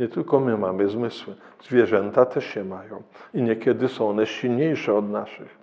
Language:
Polish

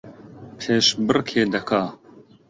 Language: Central Kurdish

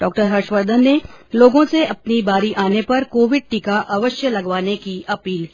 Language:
Hindi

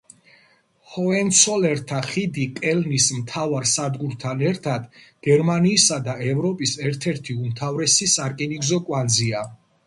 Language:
Georgian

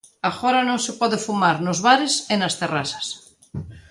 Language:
Galician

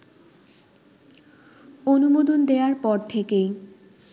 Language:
Bangla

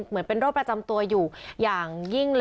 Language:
Thai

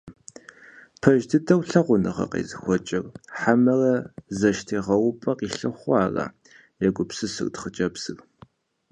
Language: Kabardian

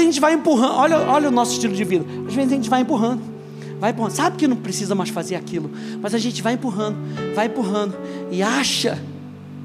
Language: Portuguese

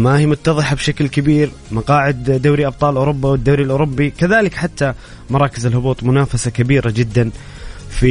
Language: Arabic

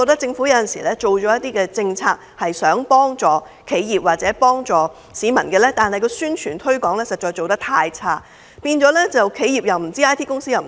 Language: Cantonese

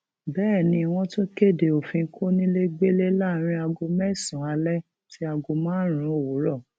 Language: Yoruba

